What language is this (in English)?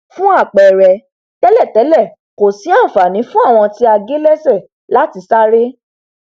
Yoruba